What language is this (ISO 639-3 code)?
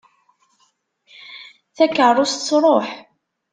kab